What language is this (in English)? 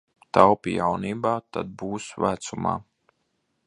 Latvian